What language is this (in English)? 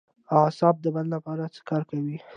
Pashto